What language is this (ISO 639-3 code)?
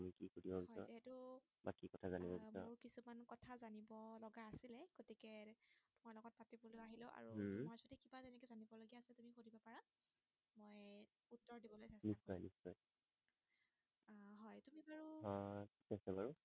asm